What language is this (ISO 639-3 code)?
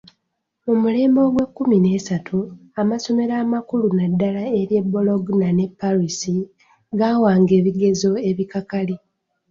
lug